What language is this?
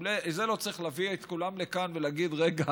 Hebrew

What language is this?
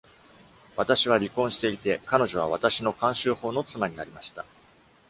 Japanese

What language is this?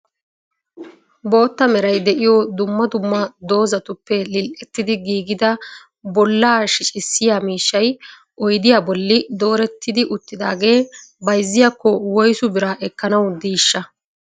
Wolaytta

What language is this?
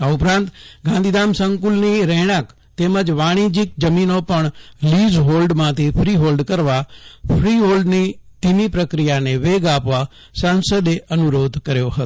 Gujarati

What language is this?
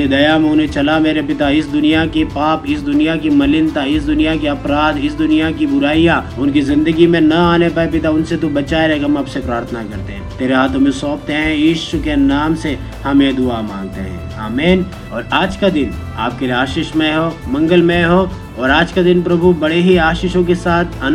Hindi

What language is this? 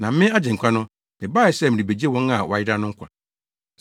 Akan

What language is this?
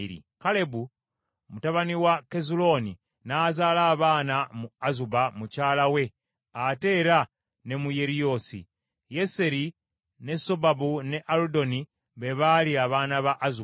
Ganda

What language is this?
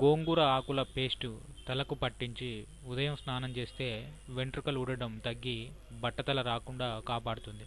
Telugu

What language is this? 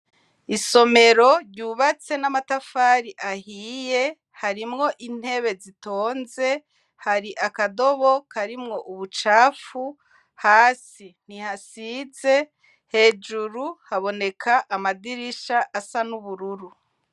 Rundi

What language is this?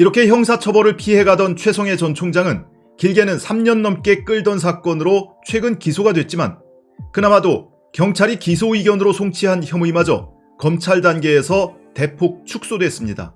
Korean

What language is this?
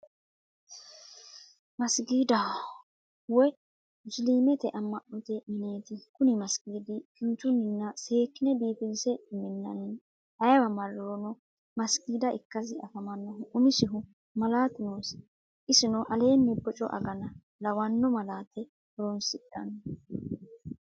Sidamo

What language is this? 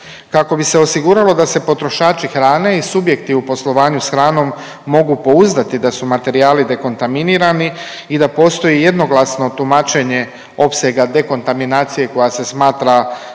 Croatian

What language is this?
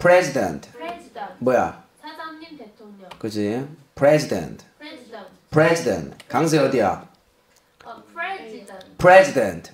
Korean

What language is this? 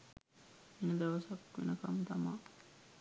Sinhala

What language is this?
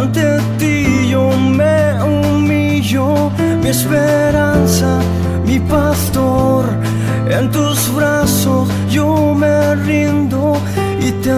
Romanian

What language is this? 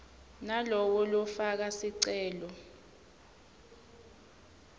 Swati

